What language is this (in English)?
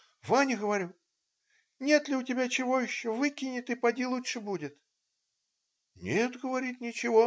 Russian